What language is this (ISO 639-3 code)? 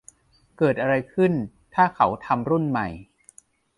tha